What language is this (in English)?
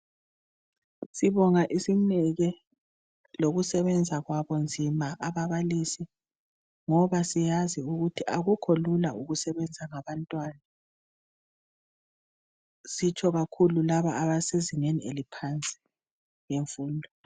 North Ndebele